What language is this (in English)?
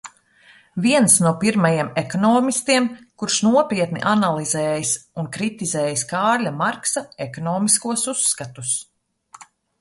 Latvian